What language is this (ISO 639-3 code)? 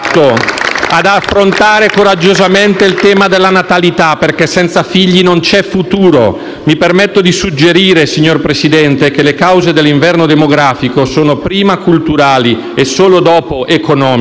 ita